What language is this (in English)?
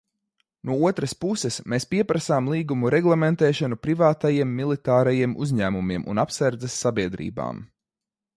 Latvian